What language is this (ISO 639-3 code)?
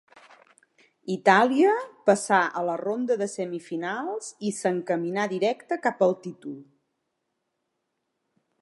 cat